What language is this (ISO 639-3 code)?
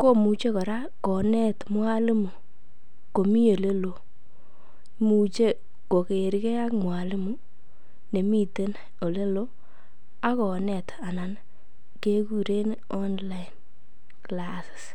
kln